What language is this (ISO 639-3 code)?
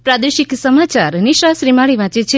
guj